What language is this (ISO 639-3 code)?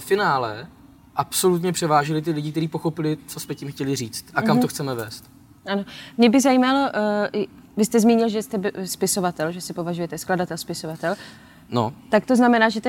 ces